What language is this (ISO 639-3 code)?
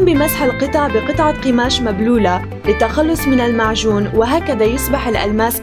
ara